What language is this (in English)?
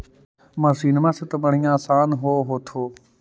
Magahi